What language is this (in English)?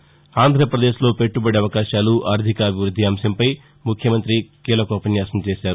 Telugu